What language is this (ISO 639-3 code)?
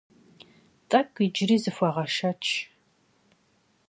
kbd